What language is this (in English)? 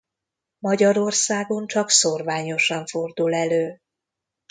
Hungarian